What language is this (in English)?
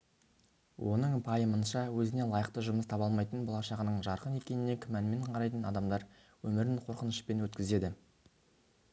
Kazakh